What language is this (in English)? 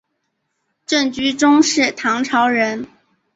Chinese